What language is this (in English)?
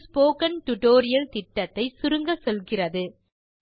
Tamil